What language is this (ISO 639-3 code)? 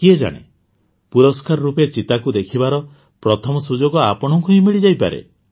ori